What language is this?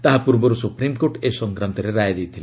Odia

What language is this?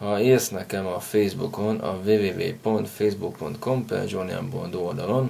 Hungarian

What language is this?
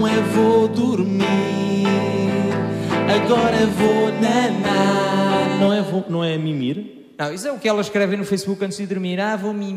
Portuguese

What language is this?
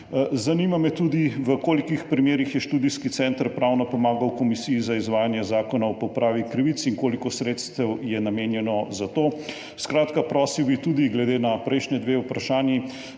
Slovenian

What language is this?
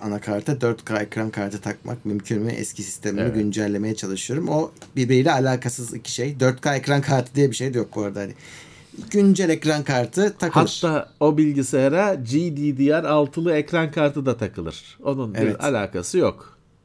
Turkish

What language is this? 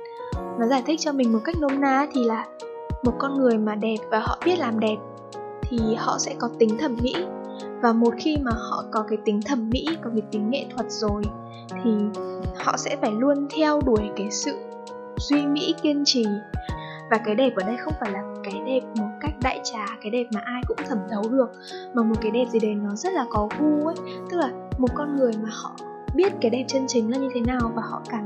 Vietnamese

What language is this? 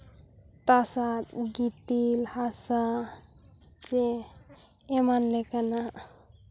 Santali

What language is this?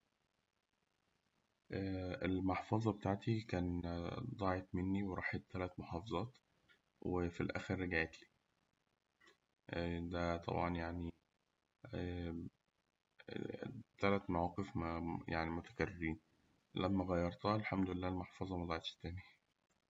Egyptian Arabic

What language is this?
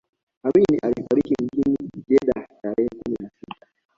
Swahili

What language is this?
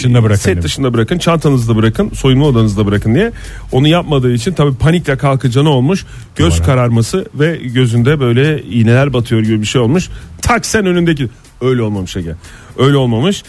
Turkish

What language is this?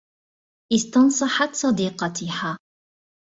Arabic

